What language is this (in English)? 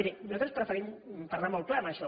Catalan